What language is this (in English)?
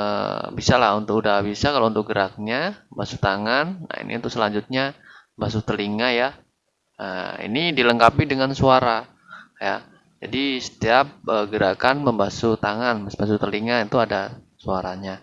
Indonesian